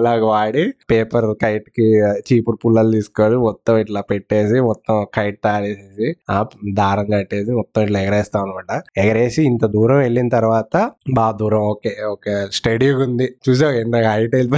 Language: Telugu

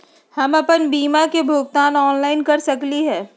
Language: Magahi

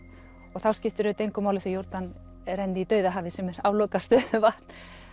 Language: Icelandic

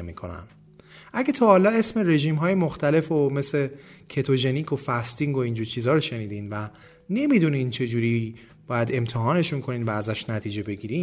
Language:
Persian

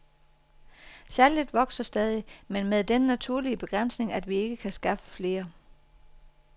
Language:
Danish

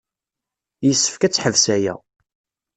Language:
Kabyle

